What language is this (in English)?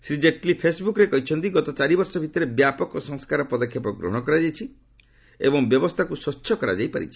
Odia